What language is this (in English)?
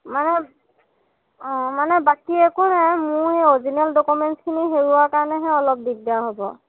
Assamese